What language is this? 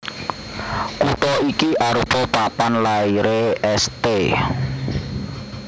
Javanese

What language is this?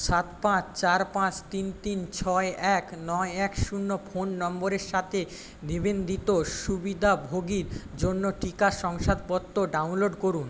Bangla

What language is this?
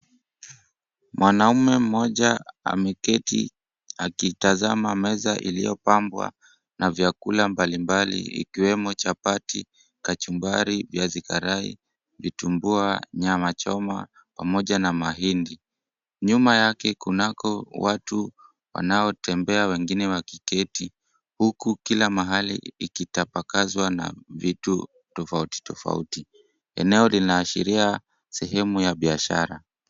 Swahili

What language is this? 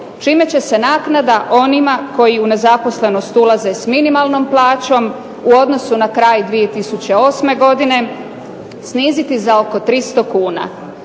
Croatian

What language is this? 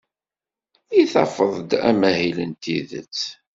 Kabyle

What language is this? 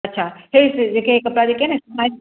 Sindhi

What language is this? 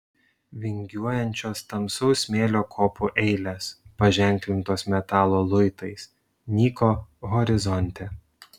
Lithuanian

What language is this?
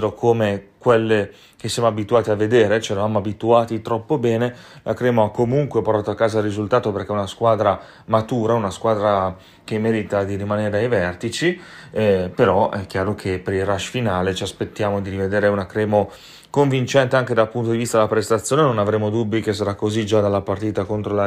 Italian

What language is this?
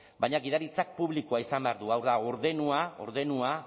Basque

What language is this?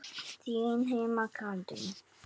Icelandic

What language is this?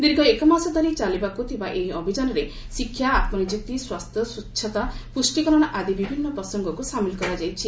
Odia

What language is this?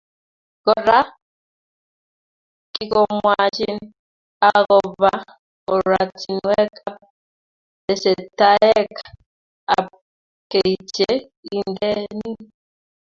Kalenjin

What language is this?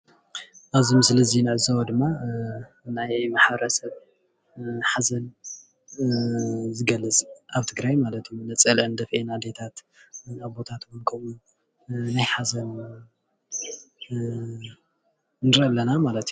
Tigrinya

